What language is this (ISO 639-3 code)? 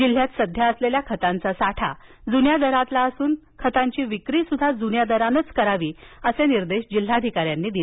mar